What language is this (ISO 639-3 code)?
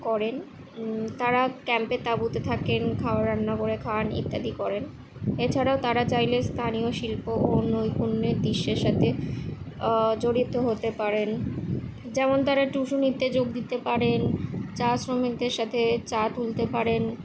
ben